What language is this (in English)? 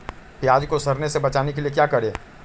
Magahi